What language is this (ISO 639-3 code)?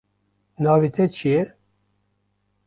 kur